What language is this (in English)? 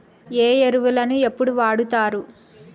Telugu